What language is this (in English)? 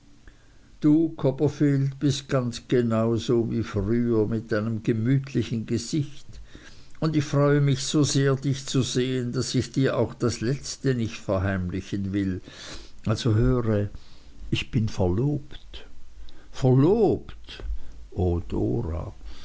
German